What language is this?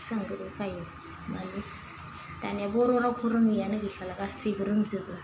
Bodo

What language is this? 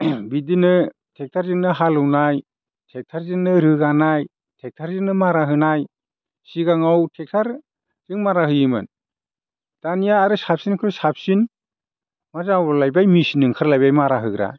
Bodo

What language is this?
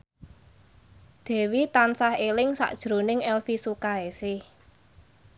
Javanese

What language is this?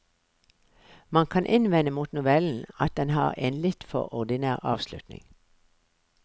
Norwegian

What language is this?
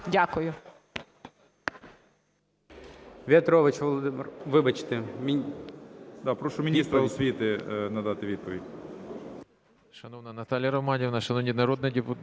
Ukrainian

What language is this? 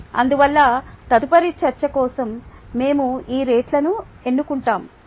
Telugu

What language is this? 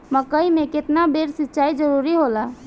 Bhojpuri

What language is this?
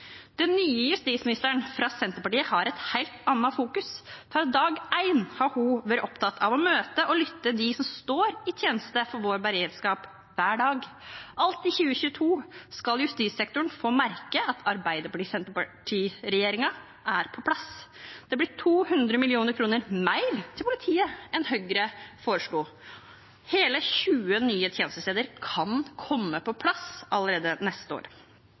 Norwegian Bokmål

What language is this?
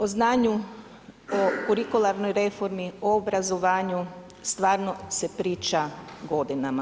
Croatian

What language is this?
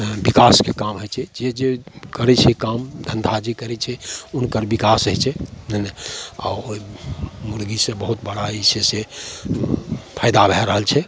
Maithili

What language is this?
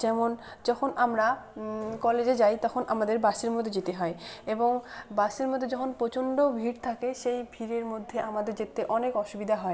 Bangla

